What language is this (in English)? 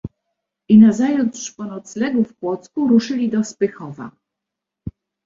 Polish